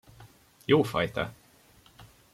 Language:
Hungarian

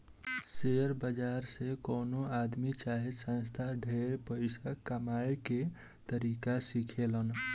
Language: Bhojpuri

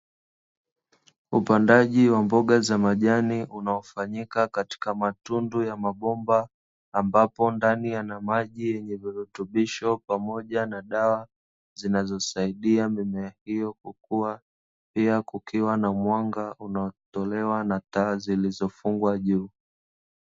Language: Swahili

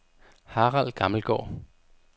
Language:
Danish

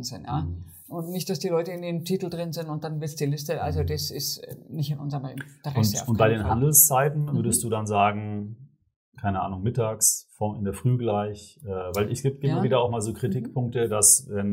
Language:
German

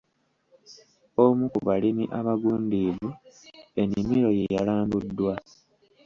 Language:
Ganda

